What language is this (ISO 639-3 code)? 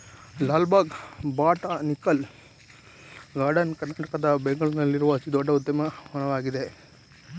kan